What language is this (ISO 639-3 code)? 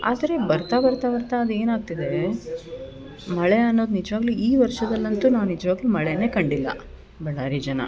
kan